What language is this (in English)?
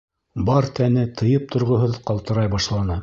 Bashkir